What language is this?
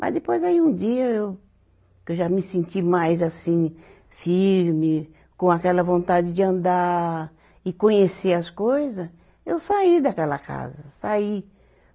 Portuguese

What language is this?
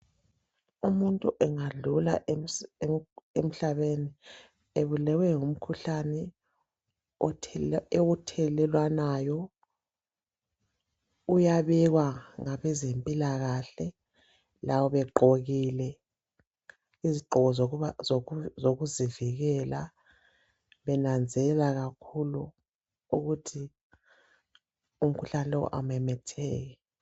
North Ndebele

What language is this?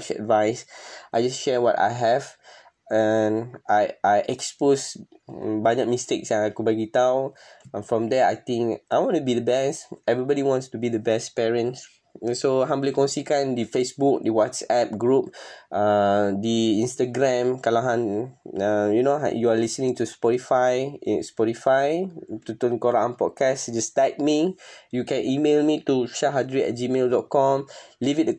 Malay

